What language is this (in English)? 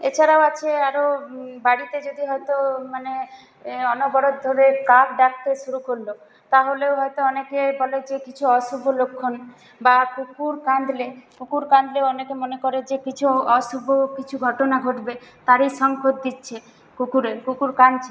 Bangla